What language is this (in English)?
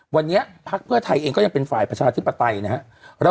Thai